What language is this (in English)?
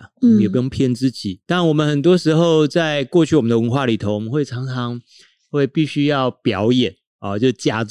Chinese